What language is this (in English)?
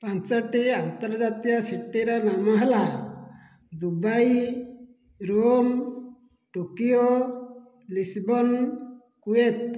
Odia